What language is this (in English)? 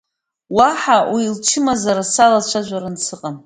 Abkhazian